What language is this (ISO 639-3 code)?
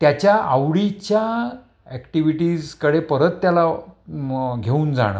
mar